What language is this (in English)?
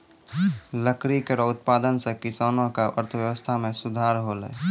Maithili